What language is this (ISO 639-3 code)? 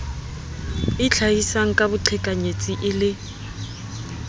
sot